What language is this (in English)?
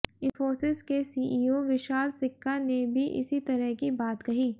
Hindi